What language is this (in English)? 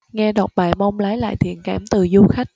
Vietnamese